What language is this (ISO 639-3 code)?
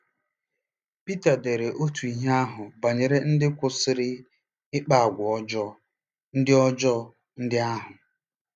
ibo